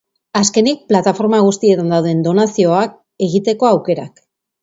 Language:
Basque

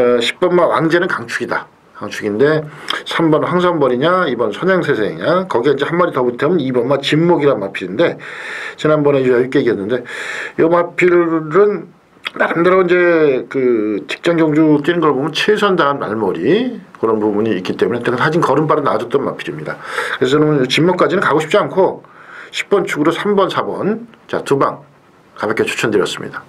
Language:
Korean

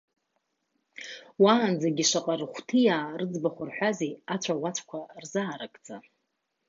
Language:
Abkhazian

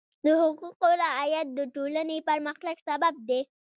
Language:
Pashto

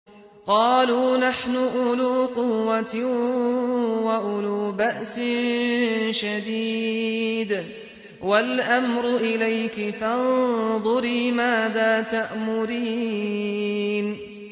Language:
Arabic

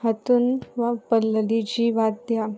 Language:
Konkani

